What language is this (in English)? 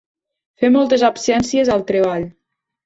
Catalan